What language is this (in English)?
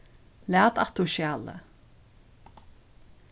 Faroese